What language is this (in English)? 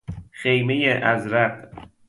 Persian